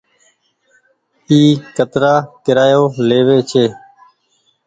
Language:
Goaria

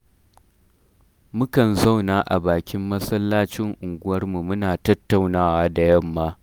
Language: Hausa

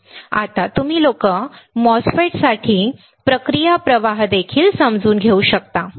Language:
Marathi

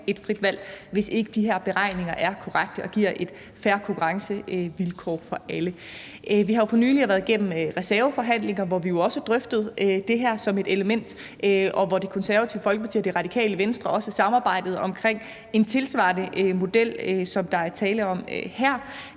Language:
Danish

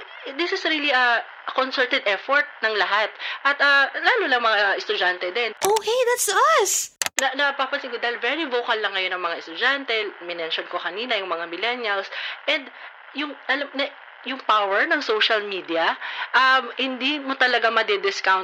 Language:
Filipino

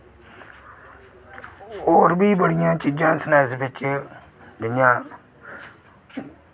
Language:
Dogri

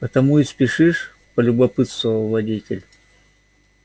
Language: Russian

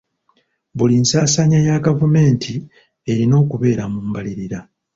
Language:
Ganda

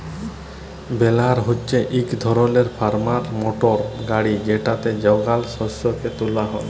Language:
Bangla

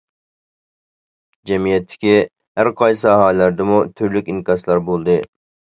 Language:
Uyghur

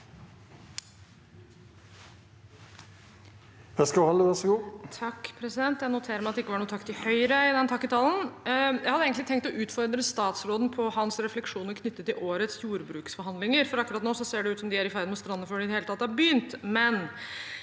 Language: Norwegian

